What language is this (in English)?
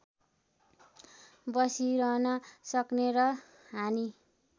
Nepali